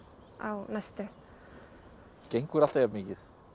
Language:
Icelandic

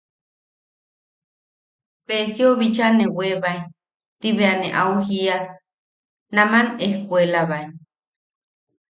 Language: Yaqui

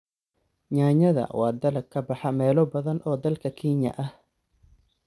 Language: Somali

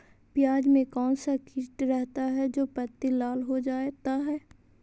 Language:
Magahi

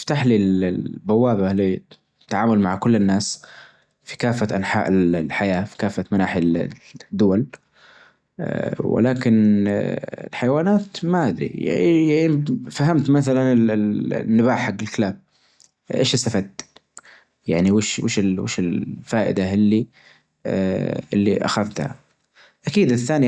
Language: Najdi Arabic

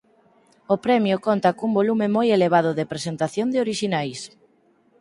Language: Galician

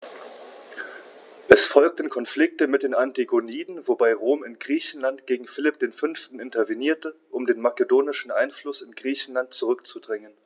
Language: German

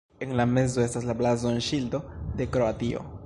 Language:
Esperanto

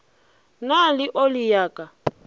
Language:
Northern Sotho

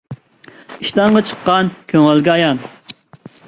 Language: Uyghur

